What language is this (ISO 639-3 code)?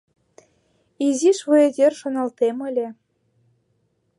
chm